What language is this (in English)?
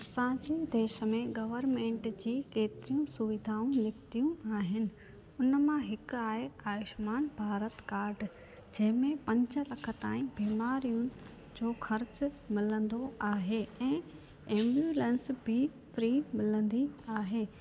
Sindhi